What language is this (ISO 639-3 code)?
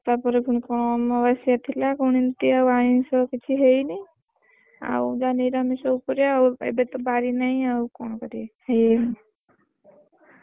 ori